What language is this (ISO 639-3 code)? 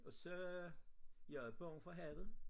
dan